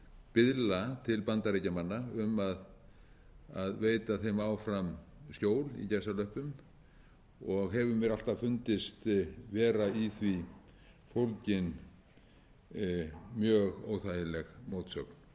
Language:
Icelandic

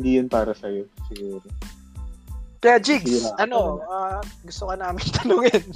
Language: Filipino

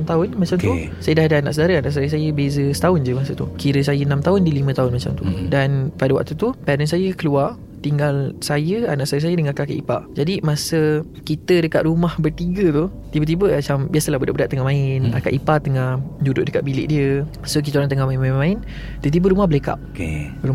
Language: Malay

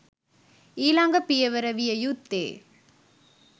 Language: Sinhala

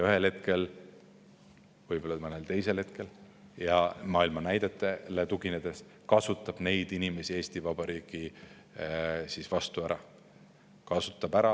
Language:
Estonian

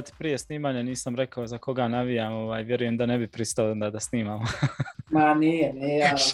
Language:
Croatian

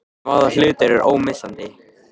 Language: Icelandic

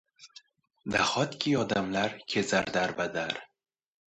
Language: Uzbek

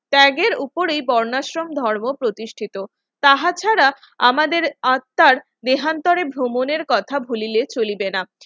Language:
Bangla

